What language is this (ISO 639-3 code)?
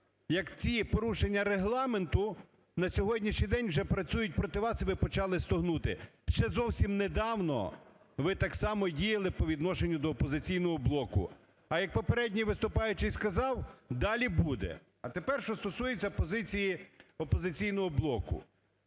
ukr